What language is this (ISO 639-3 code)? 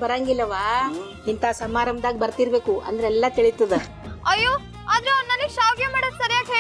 kan